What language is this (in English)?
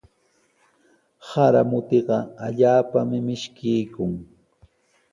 Sihuas Ancash Quechua